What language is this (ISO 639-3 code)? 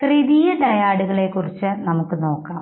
mal